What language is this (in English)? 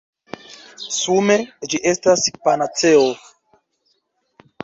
Esperanto